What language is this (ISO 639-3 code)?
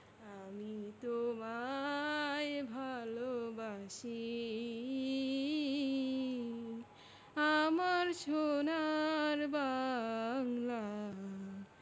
ben